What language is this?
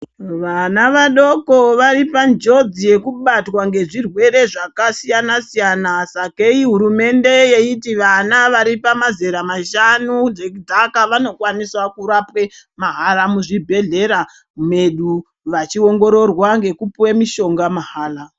Ndau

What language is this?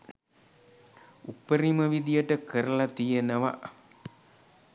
Sinhala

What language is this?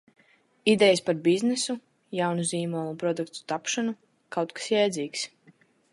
Latvian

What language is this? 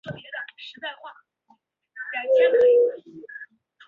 Chinese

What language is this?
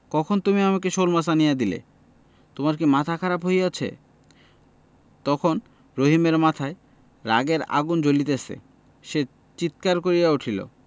Bangla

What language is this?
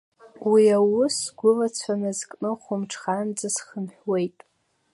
Abkhazian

